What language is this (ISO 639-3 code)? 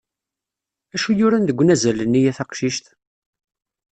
kab